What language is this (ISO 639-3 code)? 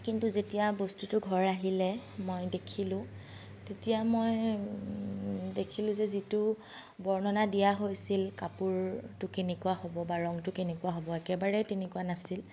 asm